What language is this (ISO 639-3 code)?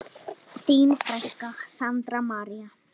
isl